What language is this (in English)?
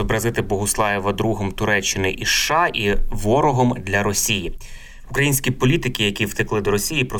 Ukrainian